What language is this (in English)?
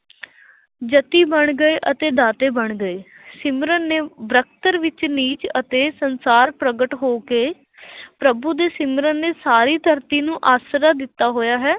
Punjabi